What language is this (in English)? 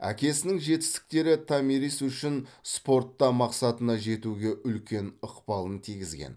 Kazakh